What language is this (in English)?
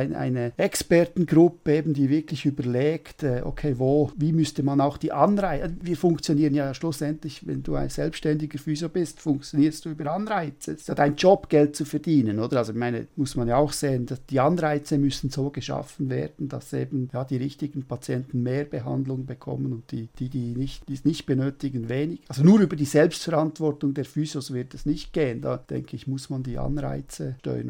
German